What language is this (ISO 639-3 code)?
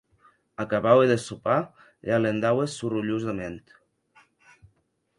oci